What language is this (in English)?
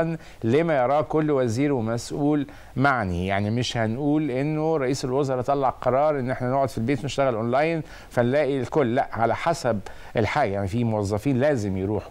Arabic